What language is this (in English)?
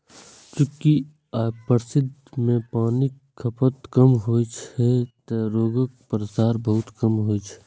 Maithili